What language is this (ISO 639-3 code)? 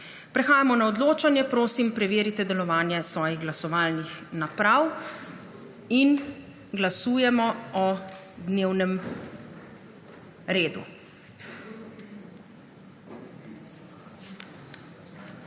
slv